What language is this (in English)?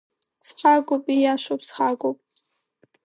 Abkhazian